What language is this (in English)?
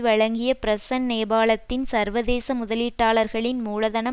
Tamil